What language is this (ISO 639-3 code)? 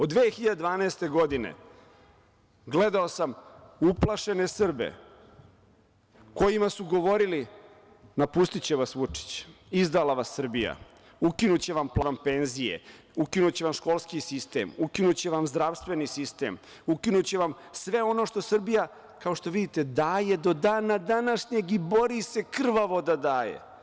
srp